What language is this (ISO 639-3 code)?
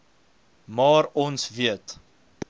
afr